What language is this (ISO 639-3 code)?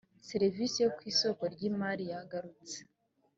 kin